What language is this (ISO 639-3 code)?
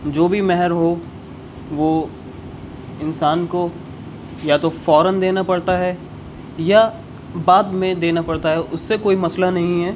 urd